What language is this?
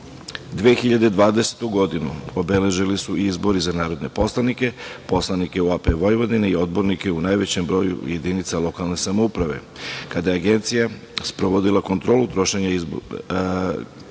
Serbian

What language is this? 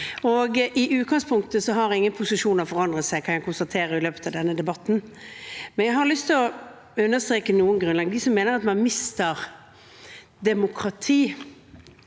Norwegian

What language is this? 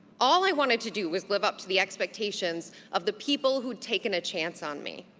English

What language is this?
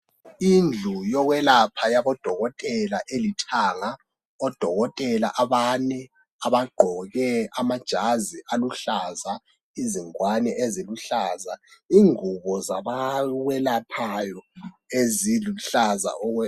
North Ndebele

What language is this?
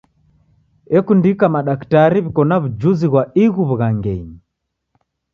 Taita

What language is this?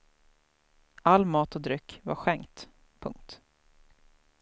Swedish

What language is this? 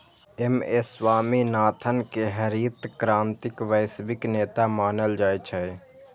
Maithili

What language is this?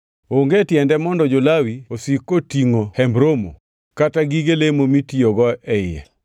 Luo (Kenya and Tanzania)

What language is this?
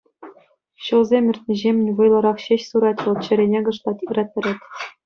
Chuvash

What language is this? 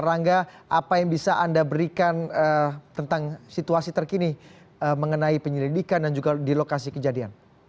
Indonesian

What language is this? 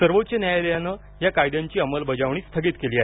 Marathi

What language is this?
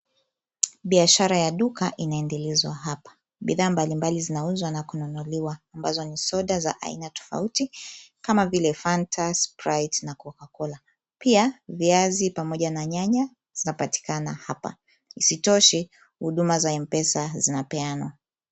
Swahili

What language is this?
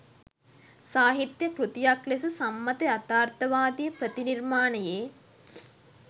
Sinhala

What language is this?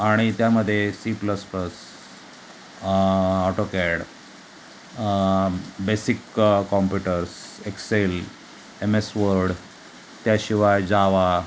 Marathi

